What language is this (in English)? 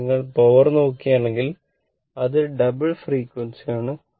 Malayalam